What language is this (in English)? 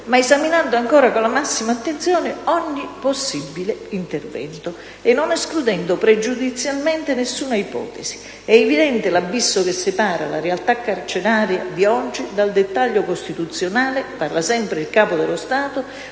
Italian